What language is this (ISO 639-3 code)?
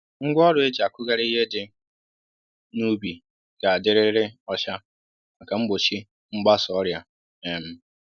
ibo